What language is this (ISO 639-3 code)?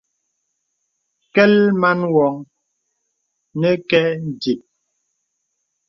beb